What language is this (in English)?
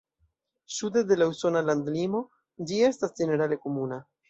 Esperanto